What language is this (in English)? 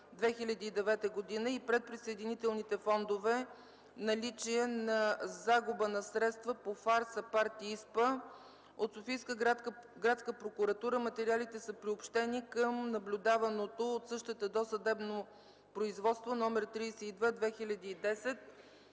Bulgarian